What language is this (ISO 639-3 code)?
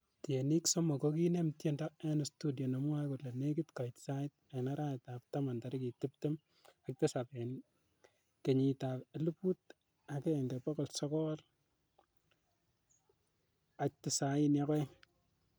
kln